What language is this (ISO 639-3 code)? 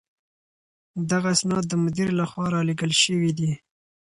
pus